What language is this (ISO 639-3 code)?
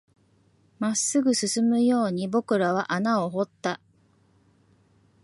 jpn